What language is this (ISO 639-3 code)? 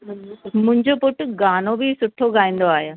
snd